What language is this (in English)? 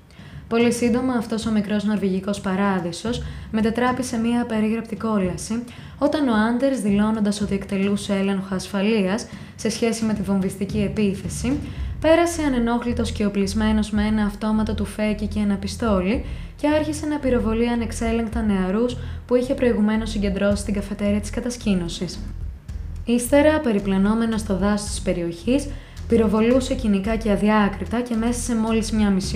Greek